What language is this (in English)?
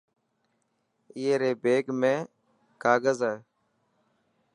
Dhatki